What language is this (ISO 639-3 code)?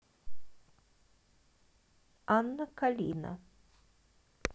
rus